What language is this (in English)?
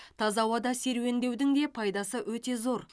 Kazakh